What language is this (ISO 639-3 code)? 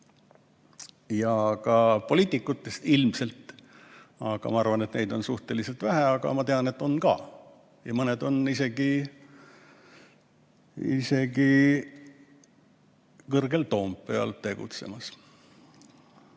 est